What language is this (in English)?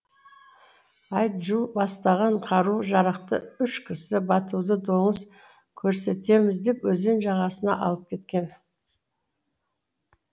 Kazakh